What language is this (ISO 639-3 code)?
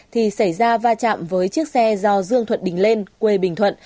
vie